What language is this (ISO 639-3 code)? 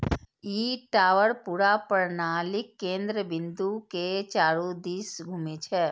mai